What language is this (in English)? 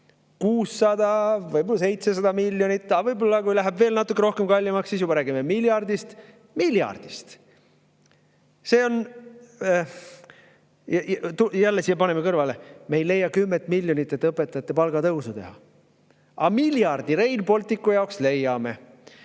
Estonian